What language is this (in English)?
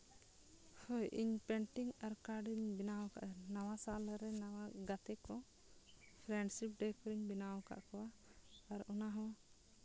Santali